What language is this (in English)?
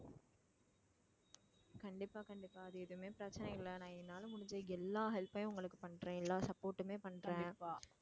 Tamil